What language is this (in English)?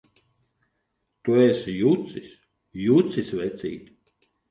Latvian